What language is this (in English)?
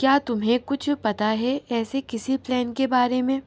Urdu